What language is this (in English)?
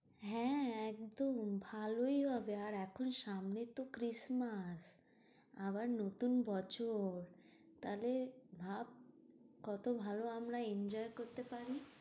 Bangla